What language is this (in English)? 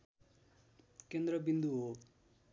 Nepali